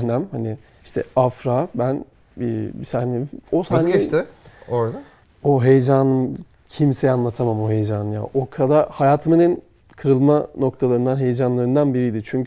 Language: Turkish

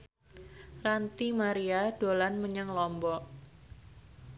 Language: Javanese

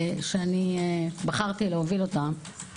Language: Hebrew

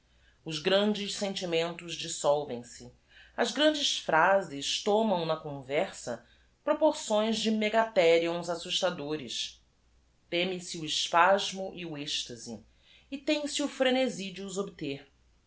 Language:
Portuguese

